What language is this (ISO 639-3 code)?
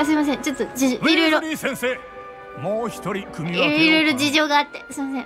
jpn